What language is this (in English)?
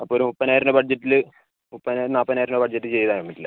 Malayalam